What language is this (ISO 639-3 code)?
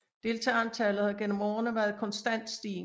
dan